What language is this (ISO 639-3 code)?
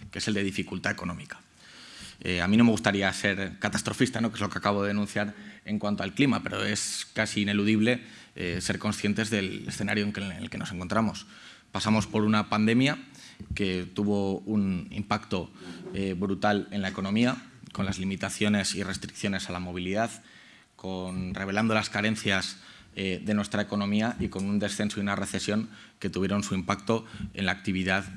spa